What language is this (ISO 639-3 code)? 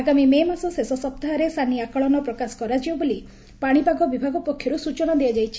ori